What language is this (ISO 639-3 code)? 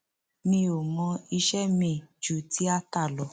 yor